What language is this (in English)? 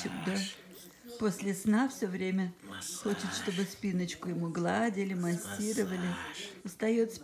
Russian